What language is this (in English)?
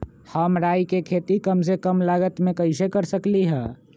Magahi